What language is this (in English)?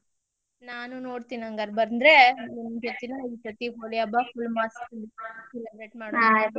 Kannada